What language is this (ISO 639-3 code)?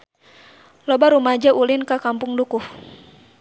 sun